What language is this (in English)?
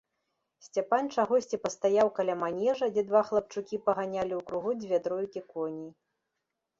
Belarusian